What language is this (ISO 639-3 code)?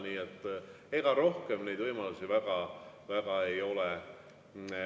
est